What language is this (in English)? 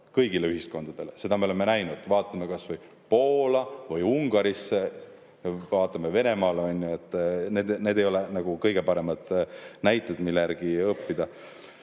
Estonian